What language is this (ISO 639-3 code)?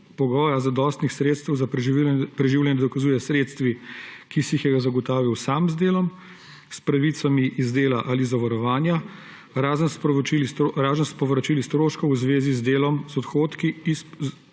slv